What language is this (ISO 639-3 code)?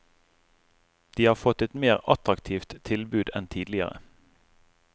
nor